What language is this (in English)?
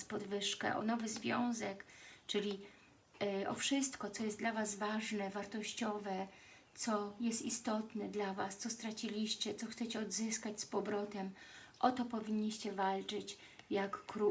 Polish